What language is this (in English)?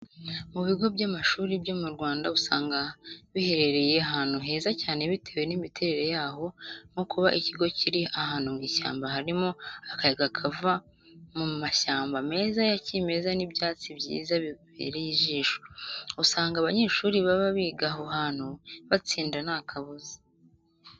Kinyarwanda